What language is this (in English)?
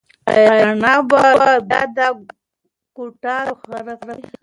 Pashto